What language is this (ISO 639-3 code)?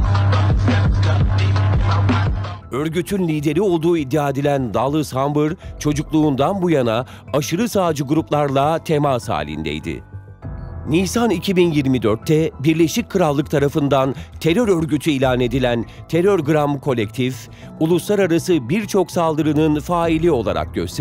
tur